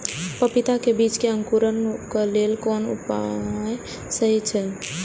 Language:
Maithili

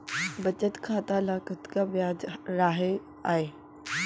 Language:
Chhattisgarhi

